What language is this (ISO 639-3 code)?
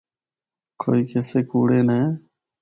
hno